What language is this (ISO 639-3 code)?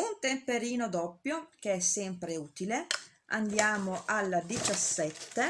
ita